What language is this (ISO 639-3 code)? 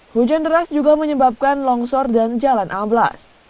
ind